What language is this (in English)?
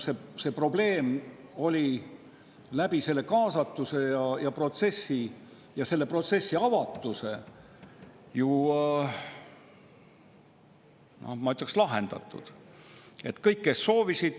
Estonian